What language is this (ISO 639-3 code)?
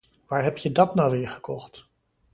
nld